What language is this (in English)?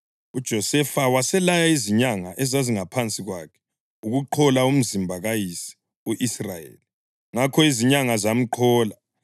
North Ndebele